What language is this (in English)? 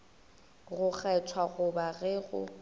Northern Sotho